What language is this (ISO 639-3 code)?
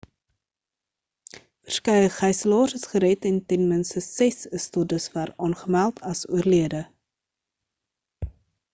afr